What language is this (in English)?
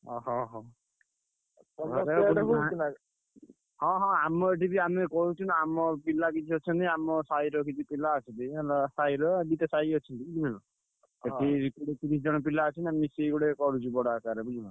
Odia